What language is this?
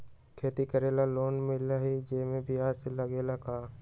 Magahi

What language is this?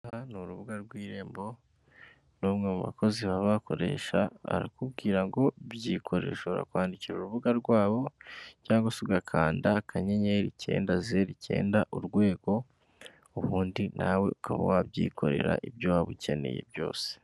Kinyarwanda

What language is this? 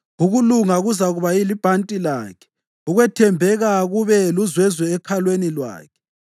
North Ndebele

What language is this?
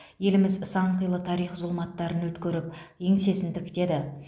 Kazakh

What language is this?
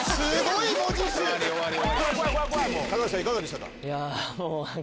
Japanese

